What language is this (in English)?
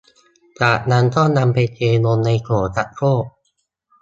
Thai